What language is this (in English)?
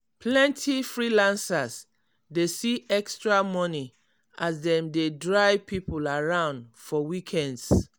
Nigerian Pidgin